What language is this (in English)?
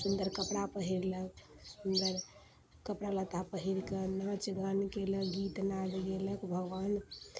Maithili